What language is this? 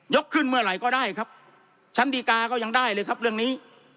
Thai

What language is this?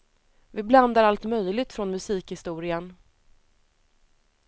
Swedish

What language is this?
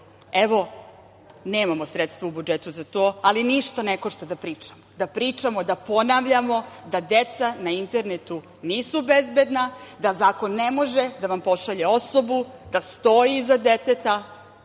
Serbian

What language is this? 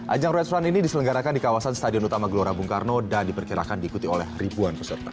Indonesian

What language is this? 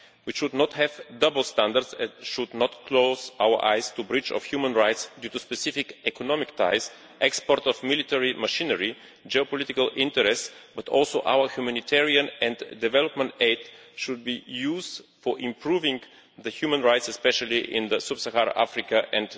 English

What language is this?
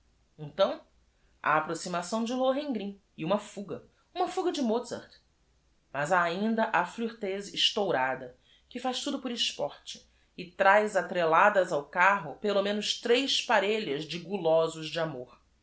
Portuguese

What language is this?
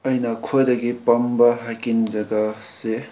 Manipuri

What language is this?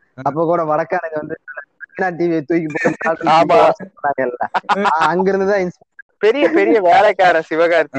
Tamil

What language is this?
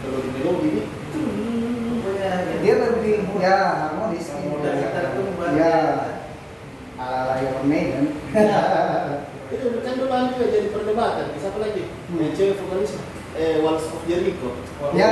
Indonesian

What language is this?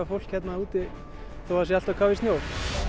Icelandic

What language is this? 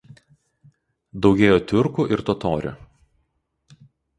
Lithuanian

